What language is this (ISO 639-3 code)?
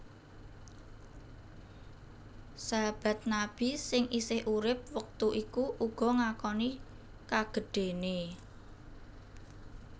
jav